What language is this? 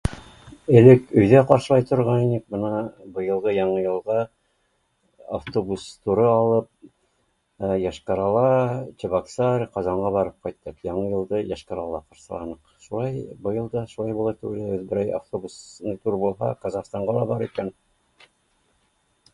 Bashkir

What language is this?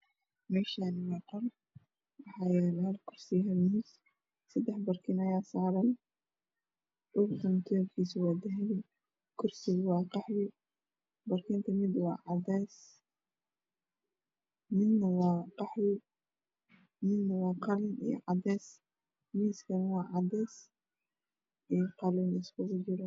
Somali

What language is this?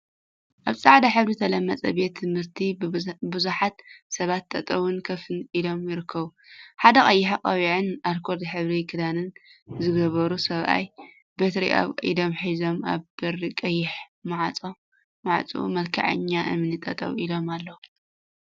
Tigrinya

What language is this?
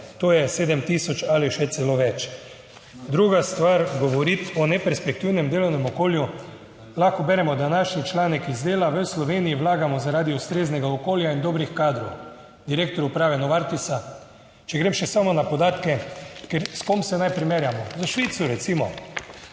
Slovenian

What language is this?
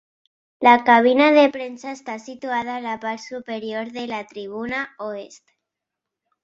Catalan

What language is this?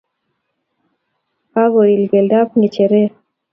Kalenjin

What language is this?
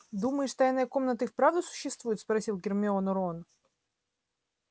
Russian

